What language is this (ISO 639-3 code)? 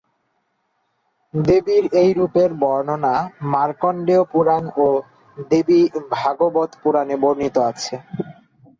ben